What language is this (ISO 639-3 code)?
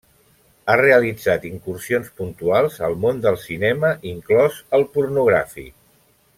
cat